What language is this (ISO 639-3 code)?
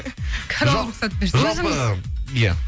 kaz